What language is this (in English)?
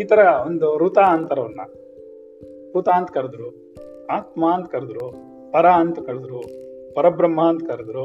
Kannada